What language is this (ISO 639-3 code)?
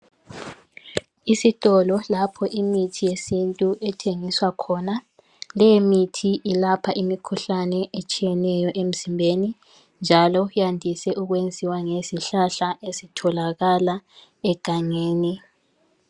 nde